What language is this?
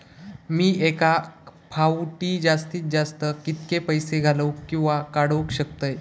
Marathi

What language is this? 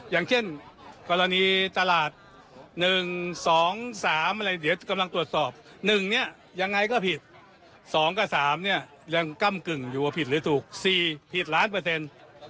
Thai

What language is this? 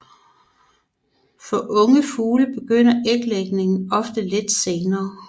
Danish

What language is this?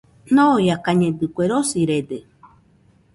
Nüpode Huitoto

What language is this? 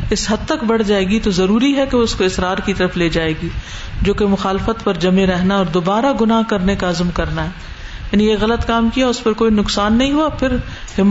Urdu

